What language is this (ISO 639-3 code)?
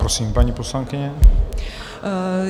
ces